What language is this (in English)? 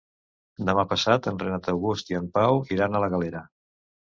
Catalan